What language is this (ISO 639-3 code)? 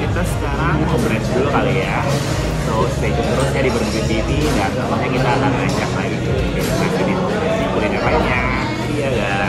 ind